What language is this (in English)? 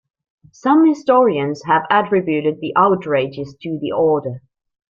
English